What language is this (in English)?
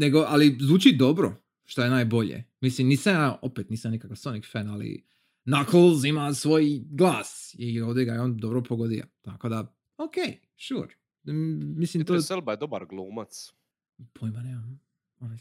Croatian